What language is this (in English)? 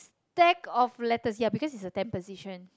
English